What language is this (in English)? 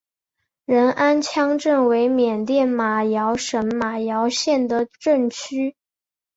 Chinese